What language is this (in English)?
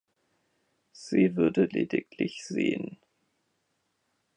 German